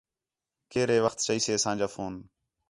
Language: Khetrani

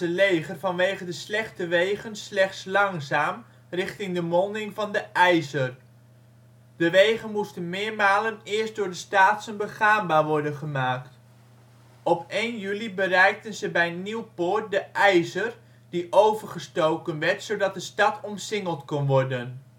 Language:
Dutch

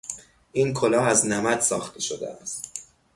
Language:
Persian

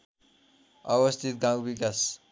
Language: Nepali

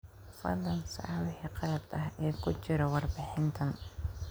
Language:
Somali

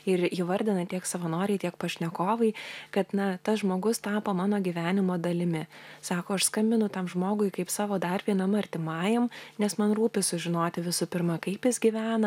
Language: Lithuanian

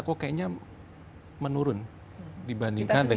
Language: Indonesian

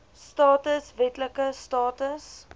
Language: Afrikaans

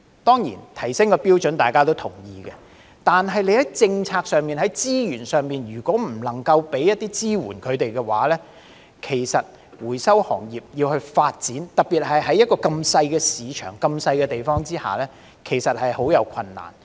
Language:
Cantonese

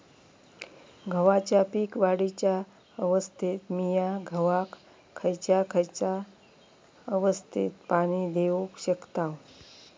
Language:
Marathi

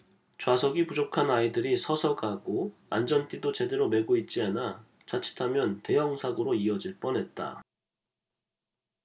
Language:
Korean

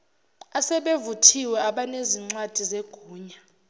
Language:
Zulu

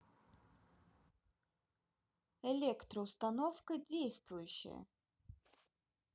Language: Russian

